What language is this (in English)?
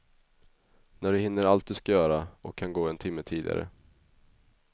Swedish